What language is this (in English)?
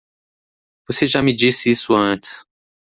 Portuguese